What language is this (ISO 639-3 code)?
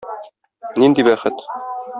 tat